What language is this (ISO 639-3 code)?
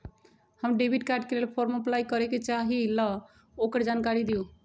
mag